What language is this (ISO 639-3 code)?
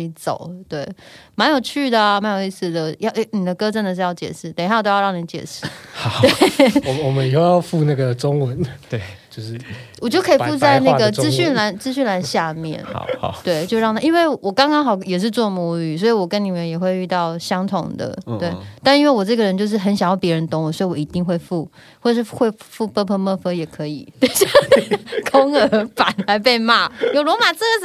zho